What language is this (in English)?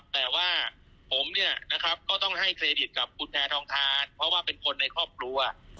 Thai